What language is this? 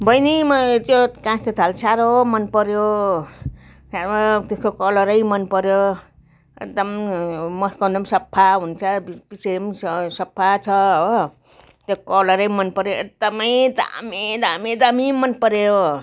Nepali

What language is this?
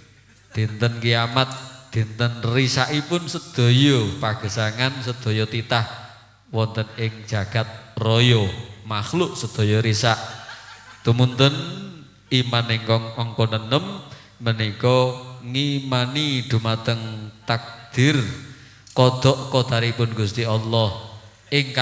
Indonesian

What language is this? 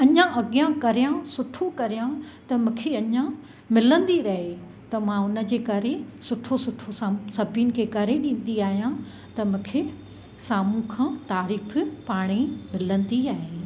Sindhi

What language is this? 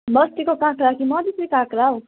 Nepali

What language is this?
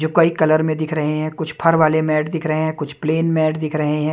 Hindi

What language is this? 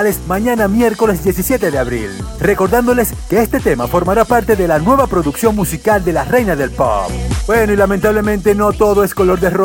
Spanish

